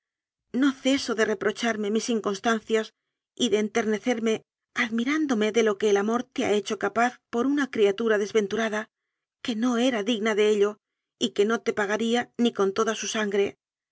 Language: Spanish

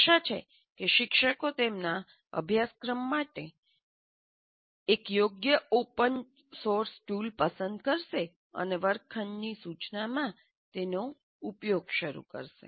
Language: Gujarati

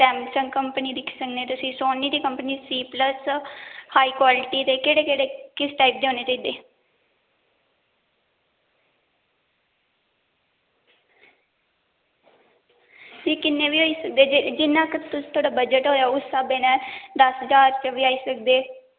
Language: Dogri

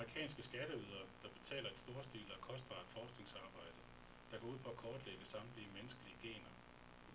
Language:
Danish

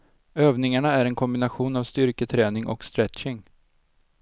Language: Swedish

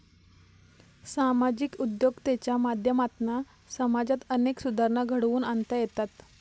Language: Marathi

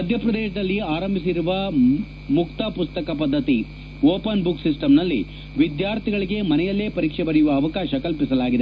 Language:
Kannada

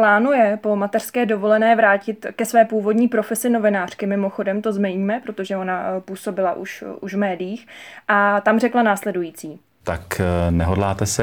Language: Czech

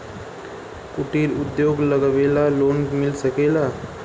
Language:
Bhojpuri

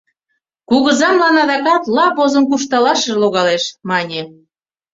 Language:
Mari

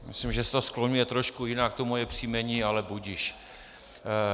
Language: Czech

